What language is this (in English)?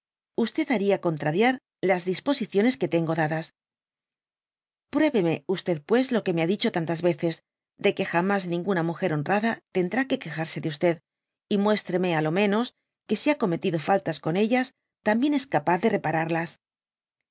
Spanish